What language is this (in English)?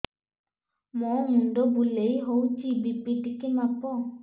Odia